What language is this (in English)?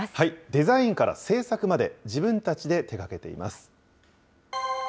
Japanese